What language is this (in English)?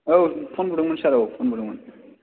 Bodo